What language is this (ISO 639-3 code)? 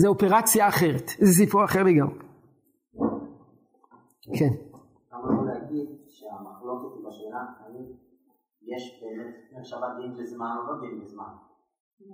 heb